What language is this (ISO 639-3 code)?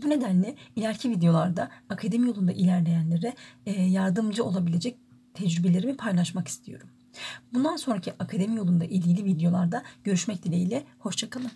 tur